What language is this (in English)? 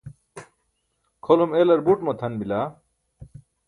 Burushaski